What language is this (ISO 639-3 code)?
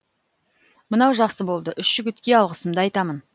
kaz